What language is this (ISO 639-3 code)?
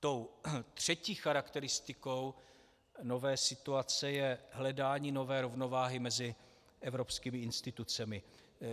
ces